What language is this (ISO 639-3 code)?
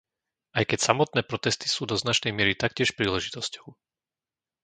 slk